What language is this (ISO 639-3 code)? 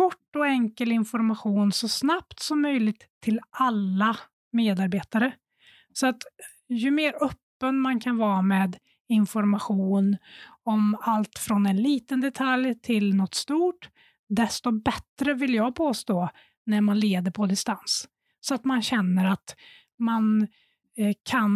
swe